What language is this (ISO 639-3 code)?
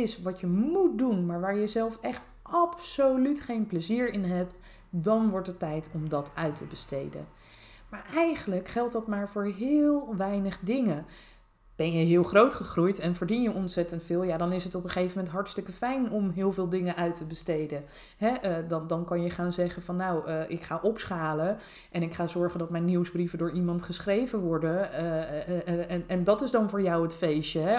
nld